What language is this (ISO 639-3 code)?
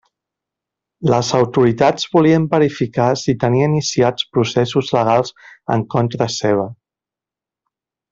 cat